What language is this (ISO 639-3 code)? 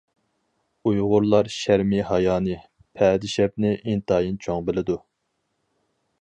uig